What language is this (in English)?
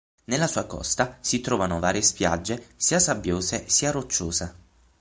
Italian